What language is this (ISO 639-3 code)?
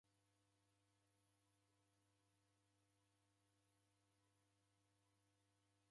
dav